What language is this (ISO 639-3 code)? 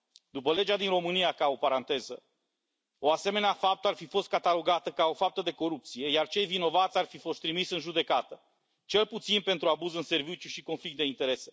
ron